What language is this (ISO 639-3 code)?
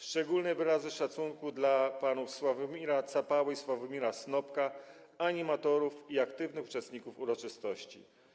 pol